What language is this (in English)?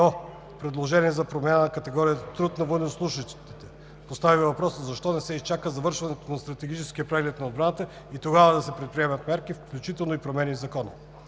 Bulgarian